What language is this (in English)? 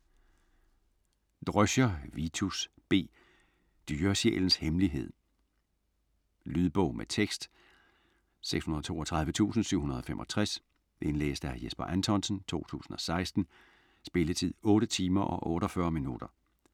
Danish